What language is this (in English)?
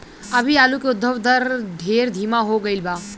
Bhojpuri